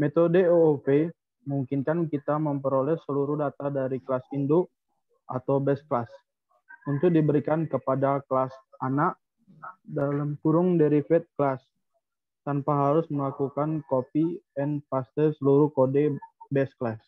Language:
Indonesian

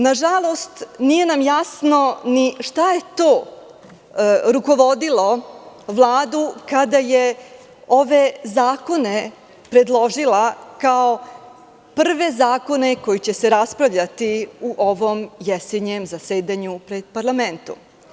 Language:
Serbian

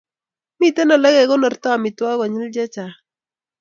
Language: Kalenjin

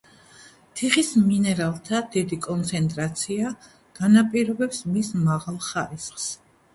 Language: Georgian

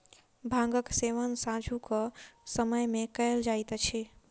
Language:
Maithili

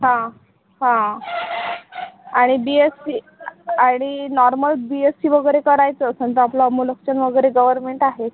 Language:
Marathi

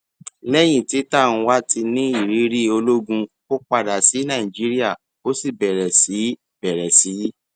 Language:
Yoruba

